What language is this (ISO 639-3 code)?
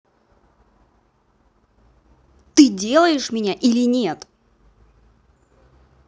rus